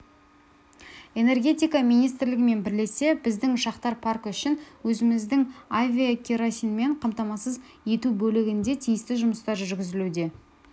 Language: Kazakh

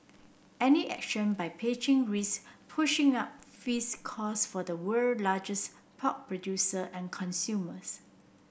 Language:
English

